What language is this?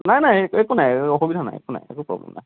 Assamese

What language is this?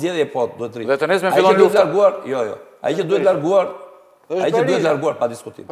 Romanian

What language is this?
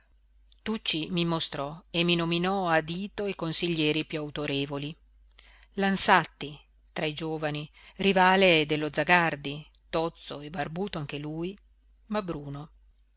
Italian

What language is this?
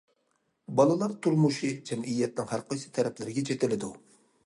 Uyghur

